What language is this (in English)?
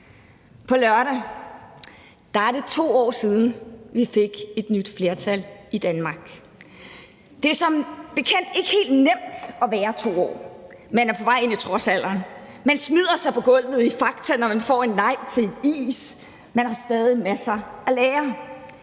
Danish